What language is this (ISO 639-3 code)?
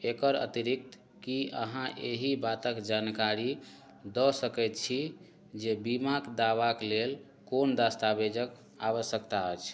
mai